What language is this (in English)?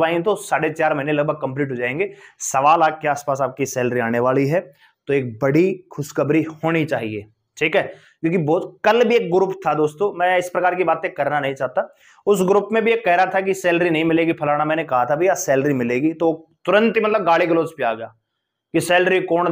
Hindi